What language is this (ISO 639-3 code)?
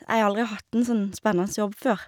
nor